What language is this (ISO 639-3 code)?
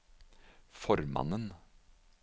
nor